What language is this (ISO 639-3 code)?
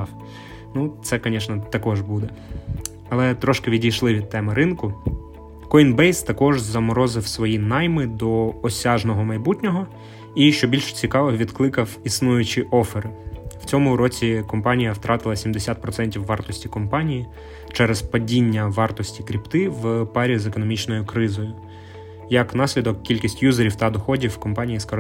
ukr